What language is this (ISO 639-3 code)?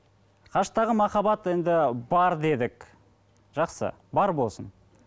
kaz